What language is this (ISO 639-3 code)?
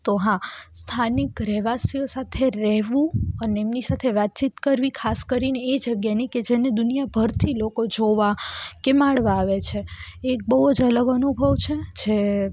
guj